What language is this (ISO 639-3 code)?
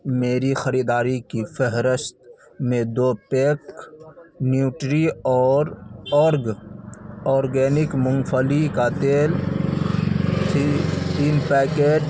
urd